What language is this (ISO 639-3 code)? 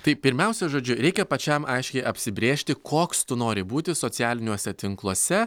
lit